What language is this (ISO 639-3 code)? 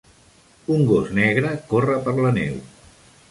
cat